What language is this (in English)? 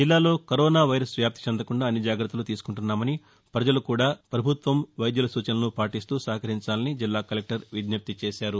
Telugu